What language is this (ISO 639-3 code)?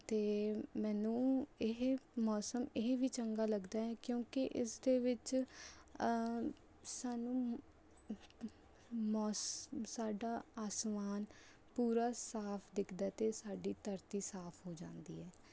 pan